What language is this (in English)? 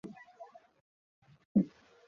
Bangla